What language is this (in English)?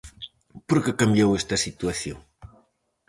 Galician